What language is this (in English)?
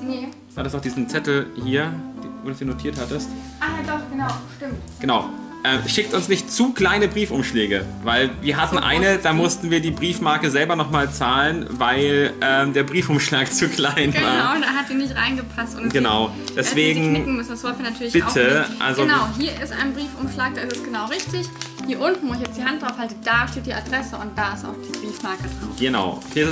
German